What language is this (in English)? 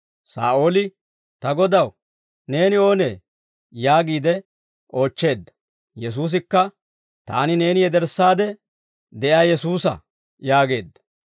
Dawro